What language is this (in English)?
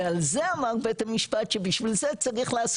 Hebrew